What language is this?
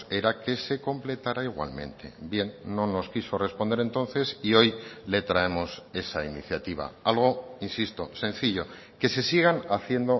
Spanish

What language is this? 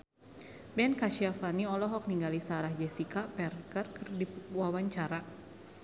Sundanese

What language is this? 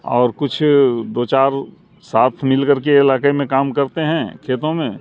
Urdu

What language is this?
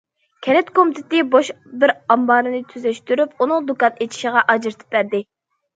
Uyghur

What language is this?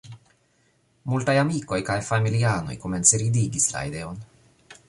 Esperanto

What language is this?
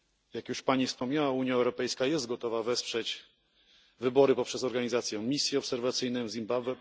Polish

